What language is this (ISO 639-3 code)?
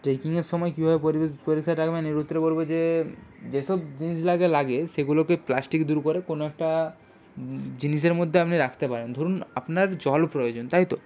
ben